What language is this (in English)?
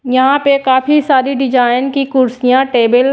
Hindi